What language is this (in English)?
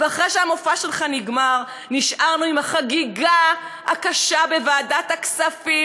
Hebrew